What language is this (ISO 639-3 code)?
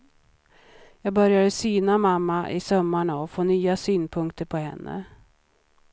swe